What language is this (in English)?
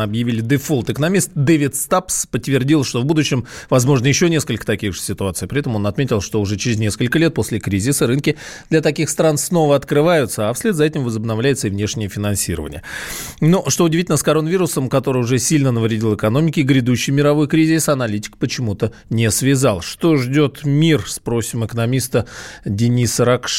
Russian